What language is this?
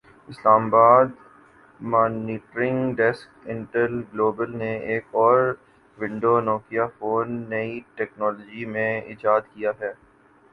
Urdu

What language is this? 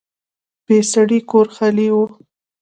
Pashto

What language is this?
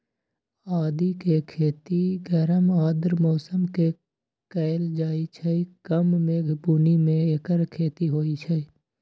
Magahi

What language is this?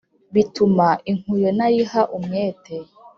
Kinyarwanda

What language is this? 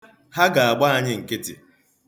Igbo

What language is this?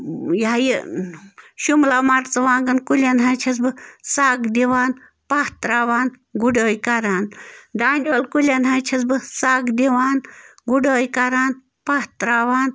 Kashmiri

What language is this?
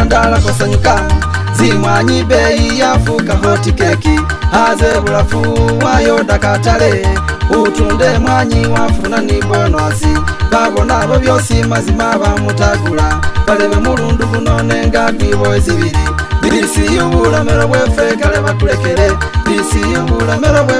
Japanese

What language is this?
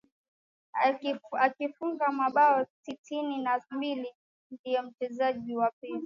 Swahili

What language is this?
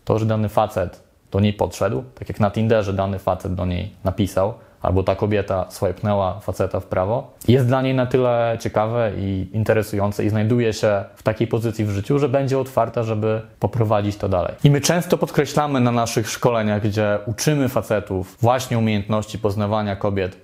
Polish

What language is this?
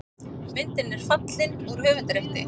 Icelandic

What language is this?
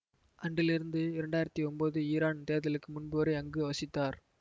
Tamil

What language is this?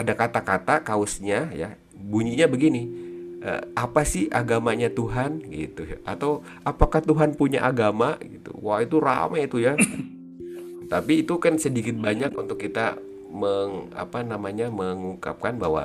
Indonesian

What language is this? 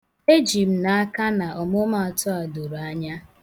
Igbo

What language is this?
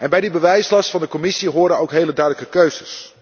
Dutch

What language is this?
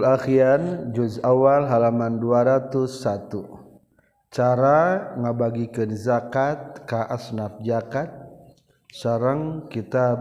Malay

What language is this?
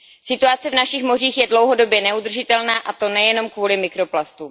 Czech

